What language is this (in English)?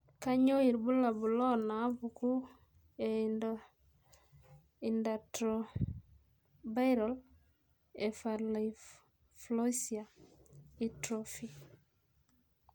Masai